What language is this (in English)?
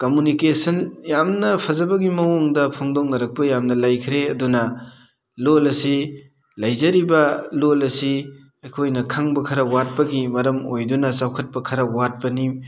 Manipuri